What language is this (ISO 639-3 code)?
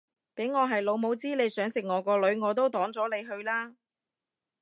yue